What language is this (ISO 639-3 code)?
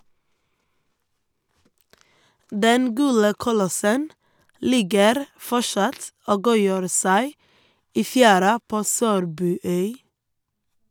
nor